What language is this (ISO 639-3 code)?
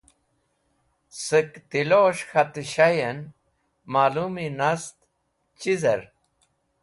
wbl